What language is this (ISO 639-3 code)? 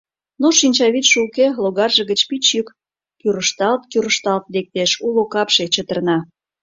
chm